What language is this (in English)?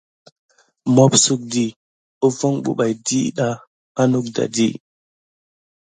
Gidar